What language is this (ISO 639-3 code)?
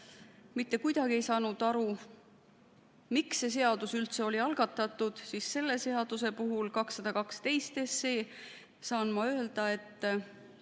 est